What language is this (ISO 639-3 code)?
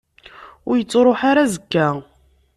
kab